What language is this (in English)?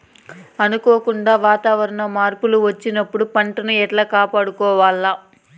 Telugu